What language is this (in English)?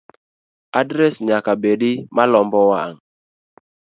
Luo (Kenya and Tanzania)